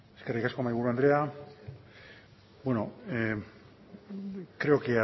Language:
Basque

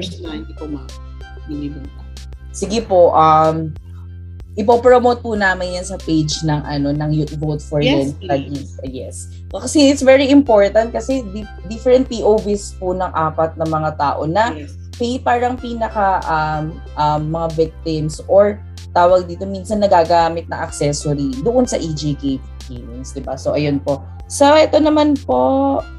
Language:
Filipino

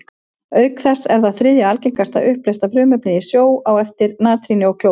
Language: Icelandic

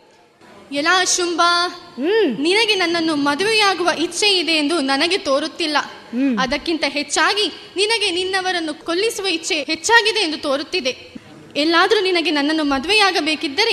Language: Kannada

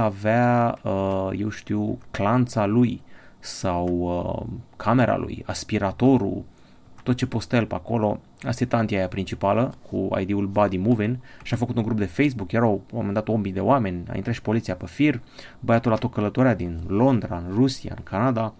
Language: Romanian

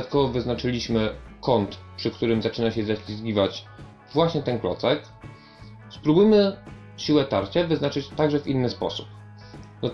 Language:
Polish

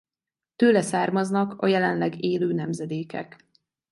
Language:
Hungarian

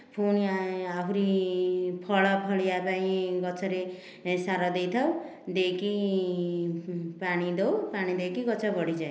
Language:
Odia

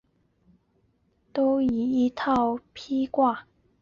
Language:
Chinese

